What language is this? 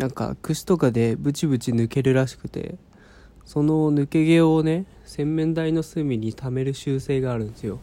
Japanese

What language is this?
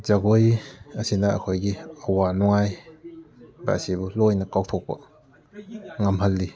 Manipuri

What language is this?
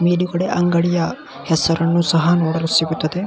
Kannada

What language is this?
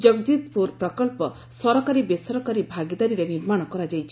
Odia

